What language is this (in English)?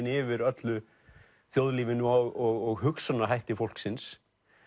Icelandic